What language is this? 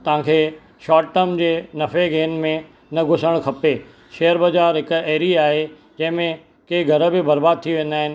Sindhi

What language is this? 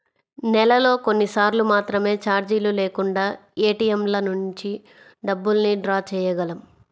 Telugu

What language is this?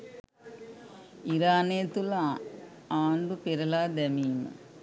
Sinhala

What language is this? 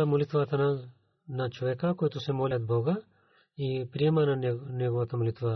Bulgarian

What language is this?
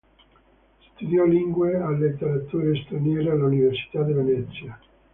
Italian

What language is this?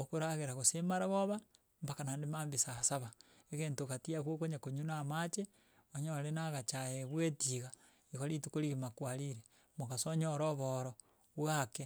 Gusii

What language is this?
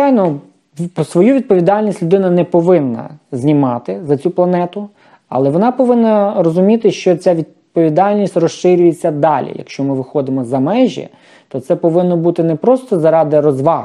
Ukrainian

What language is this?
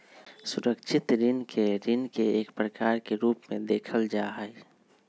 Magahi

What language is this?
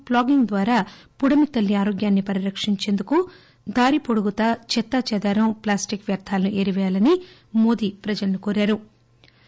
Telugu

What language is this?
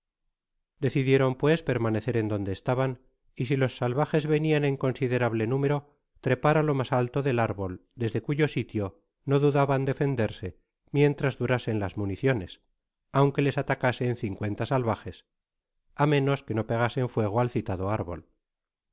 Spanish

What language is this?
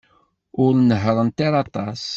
Kabyle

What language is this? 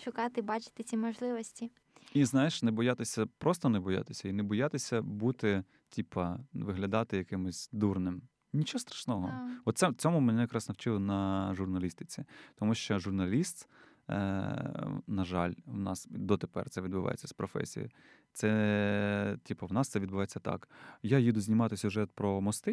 Ukrainian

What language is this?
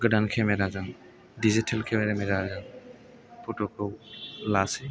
Bodo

